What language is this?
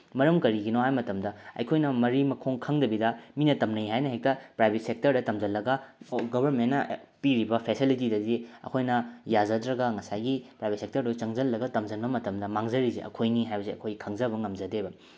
Manipuri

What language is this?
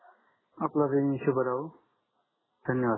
Marathi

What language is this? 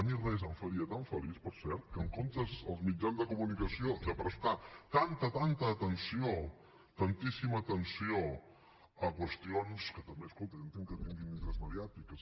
Catalan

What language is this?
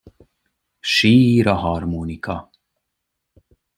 Hungarian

